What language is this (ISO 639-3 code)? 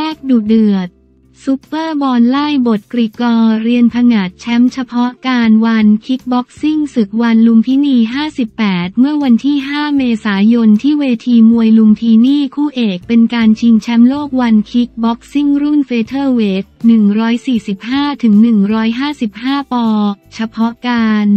tha